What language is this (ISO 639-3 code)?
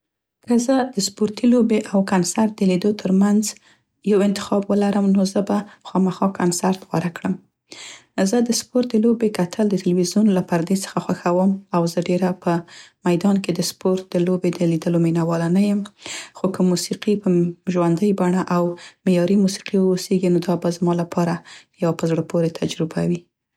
pst